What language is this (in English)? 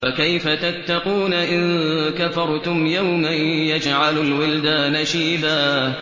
Arabic